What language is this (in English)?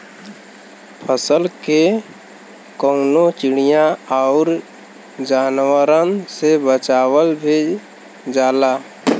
Bhojpuri